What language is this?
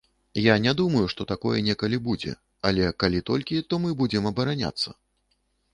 Belarusian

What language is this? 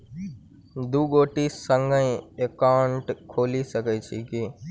Maithili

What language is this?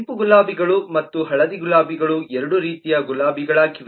Kannada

